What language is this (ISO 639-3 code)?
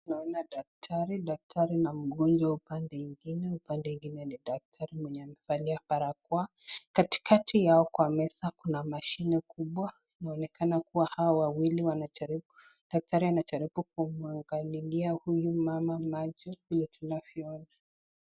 swa